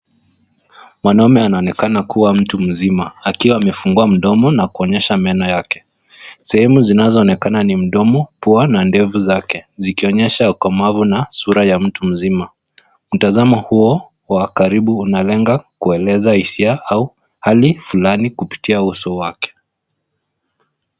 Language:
Swahili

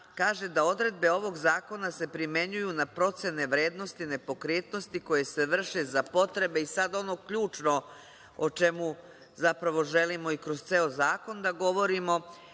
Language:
Serbian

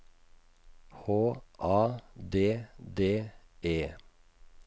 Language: Norwegian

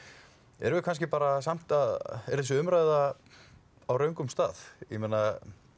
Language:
Icelandic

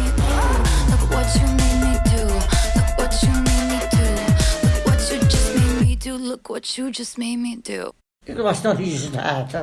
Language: Dutch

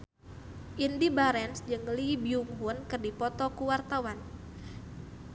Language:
Sundanese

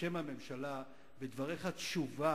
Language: Hebrew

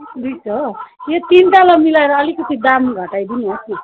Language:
Nepali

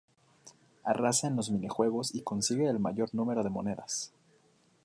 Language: Spanish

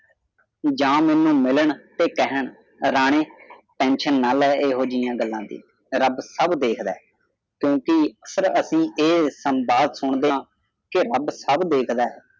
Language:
Punjabi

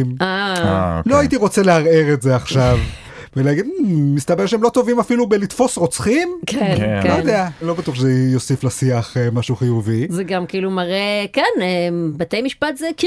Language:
Hebrew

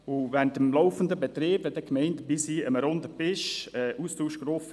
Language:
Swiss German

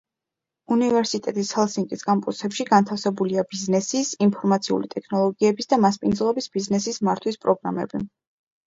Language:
Georgian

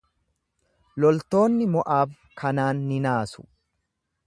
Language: Oromo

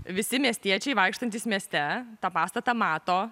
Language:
Lithuanian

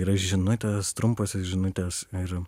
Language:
Lithuanian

